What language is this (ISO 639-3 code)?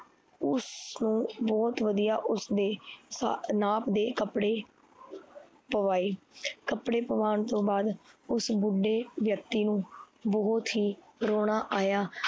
pan